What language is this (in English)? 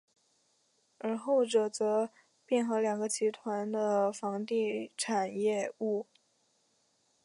Chinese